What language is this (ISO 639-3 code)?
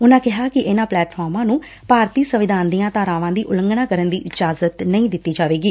pan